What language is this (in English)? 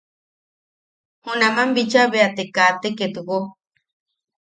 Yaqui